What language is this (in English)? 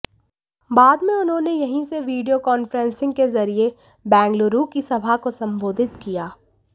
Hindi